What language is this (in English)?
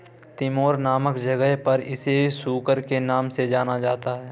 Hindi